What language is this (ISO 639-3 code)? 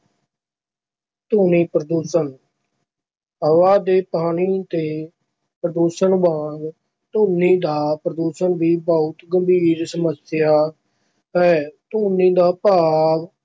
pan